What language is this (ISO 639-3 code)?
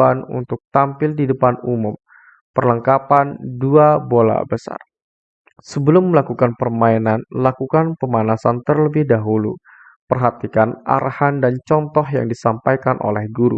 ind